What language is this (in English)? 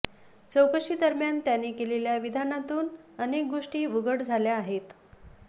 Marathi